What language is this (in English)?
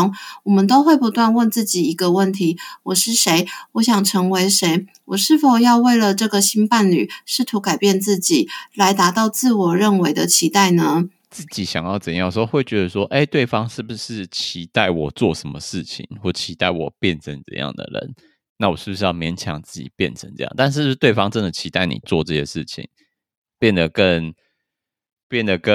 Chinese